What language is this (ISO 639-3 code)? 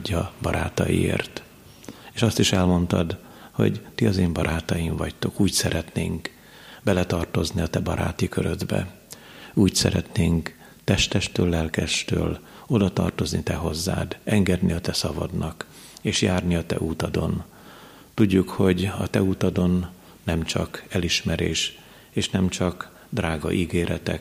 hun